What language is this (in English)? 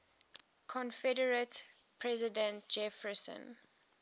English